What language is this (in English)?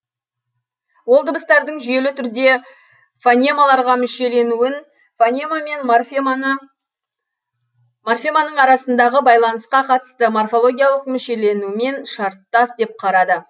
Kazakh